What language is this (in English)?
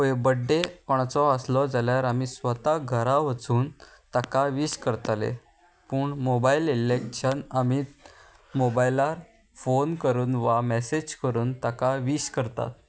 Konkani